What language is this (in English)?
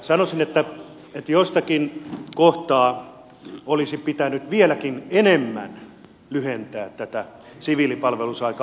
Finnish